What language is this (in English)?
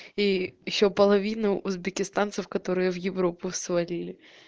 Russian